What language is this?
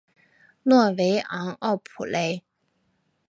Chinese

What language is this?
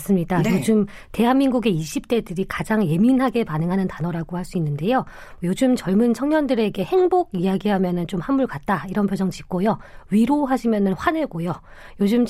Korean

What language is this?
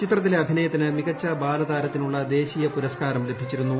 Malayalam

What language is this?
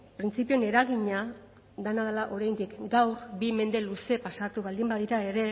Basque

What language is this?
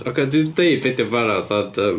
Welsh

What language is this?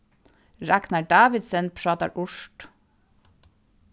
Faroese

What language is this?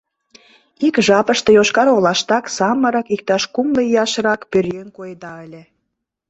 Mari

